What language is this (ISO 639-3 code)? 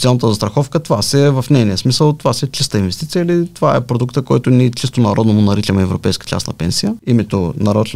bul